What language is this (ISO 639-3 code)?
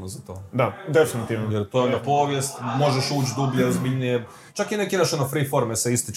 hrv